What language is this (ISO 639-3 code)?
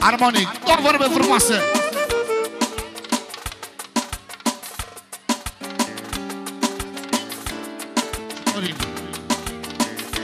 ron